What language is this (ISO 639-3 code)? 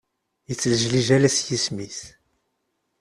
kab